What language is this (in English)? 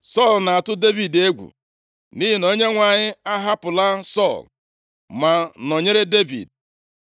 Igbo